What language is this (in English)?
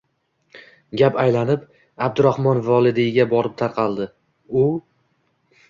Uzbek